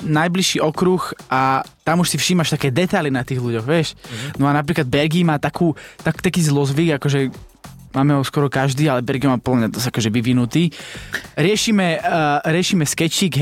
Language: Slovak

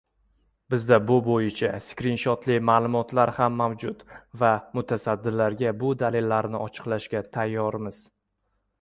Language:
Uzbek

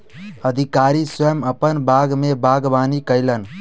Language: Maithili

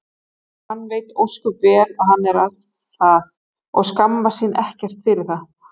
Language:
Icelandic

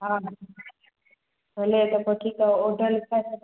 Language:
Sindhi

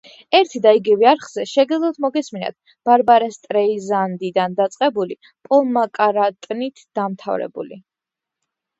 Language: Georgian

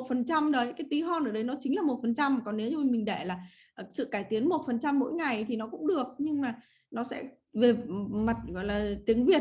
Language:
Vietnamese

